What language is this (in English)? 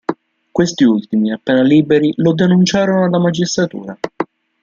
Italian